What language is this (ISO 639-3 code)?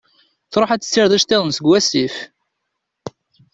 kab